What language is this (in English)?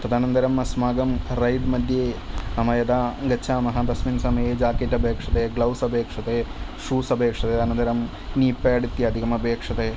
Sanskrit